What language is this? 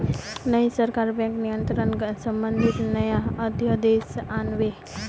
Magahi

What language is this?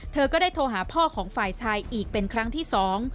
Thai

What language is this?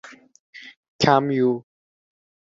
Uzbek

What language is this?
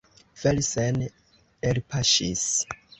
Esperanto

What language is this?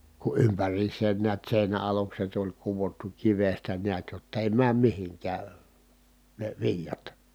Finnish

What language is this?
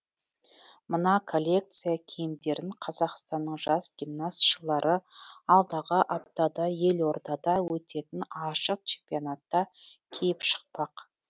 Kazakh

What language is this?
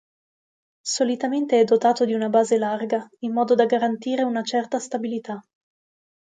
Italian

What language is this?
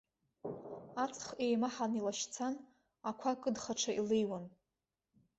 Abkhazian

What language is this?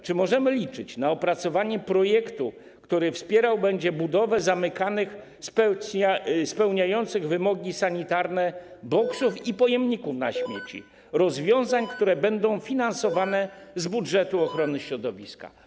Polish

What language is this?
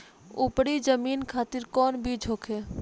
Bhojpuri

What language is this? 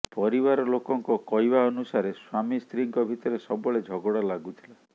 Odia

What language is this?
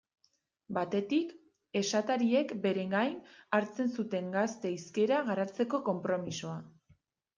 Basque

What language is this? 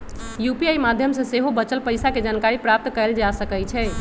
Magahi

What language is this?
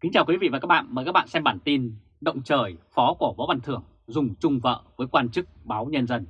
Vietnamese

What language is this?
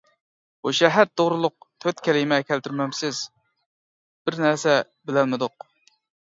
Uyghur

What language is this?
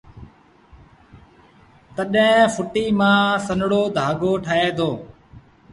Sindhi Bhil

